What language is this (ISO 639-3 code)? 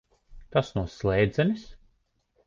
lav